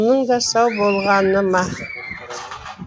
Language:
Kazakh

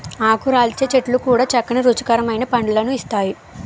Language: Telugu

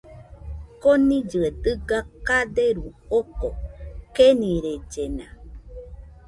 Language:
Nüpode Huitoto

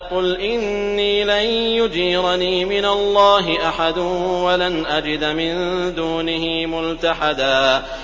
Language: Arabic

